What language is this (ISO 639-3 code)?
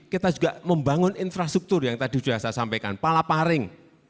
ind